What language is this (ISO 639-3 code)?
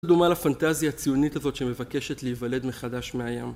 heb